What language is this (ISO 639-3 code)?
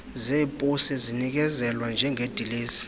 xho